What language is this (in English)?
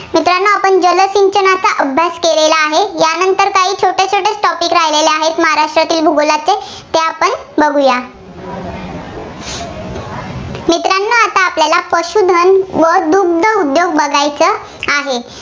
Marathi